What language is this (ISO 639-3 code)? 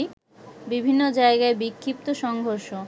ben